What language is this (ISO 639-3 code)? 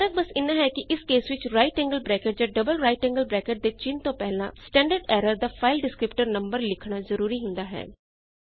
pan